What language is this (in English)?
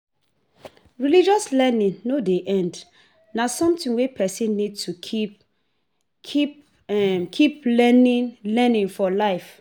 Nigerian Pidgin